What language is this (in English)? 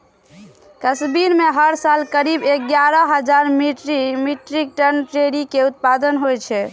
Maithili